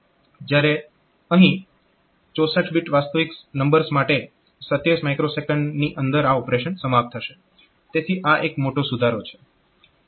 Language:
Gujarati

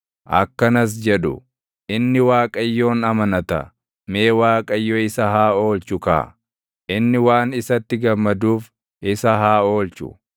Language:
Oromo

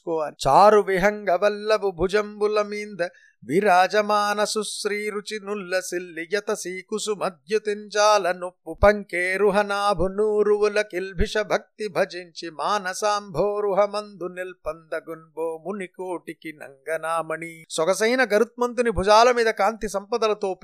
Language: Telugu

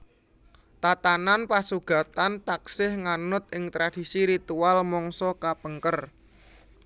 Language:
Javanese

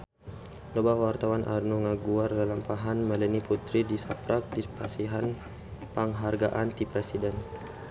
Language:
Sundanese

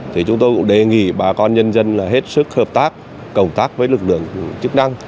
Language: Vietnamese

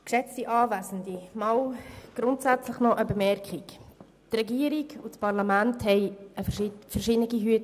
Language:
Swiss German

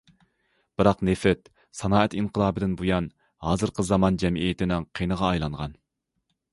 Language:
Uyghur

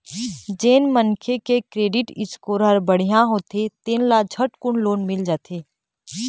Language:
Chhattisgarhi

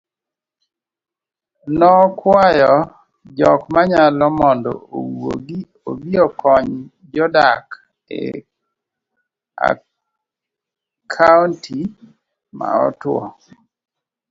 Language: Luo (Kenya and Tanzania)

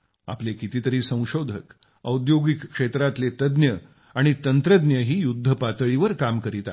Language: Marathi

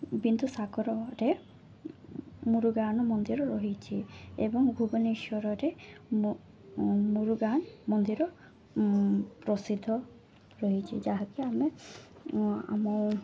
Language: Odia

